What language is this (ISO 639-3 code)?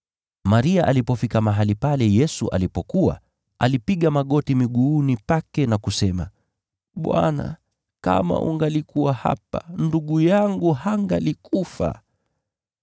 swa